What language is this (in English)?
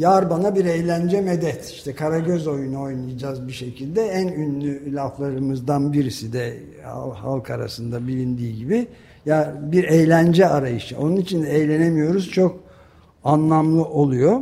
Turkish